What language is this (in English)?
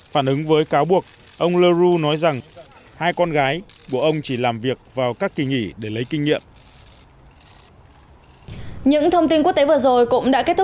Vietnamese